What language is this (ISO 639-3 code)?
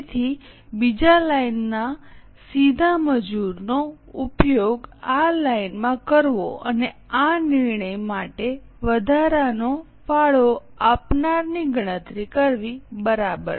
guj